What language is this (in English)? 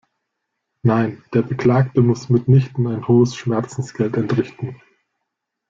German